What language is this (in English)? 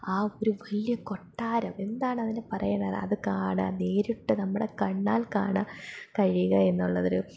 Malayalam